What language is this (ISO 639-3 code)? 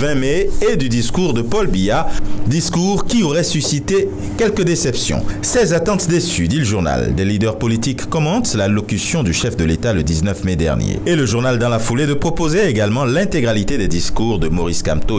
fra